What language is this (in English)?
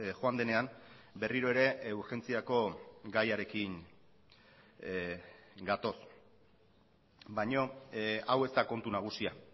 Basque